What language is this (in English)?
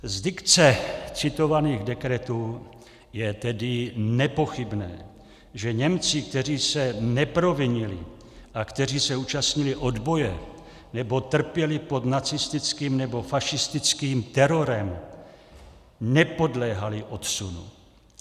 Czech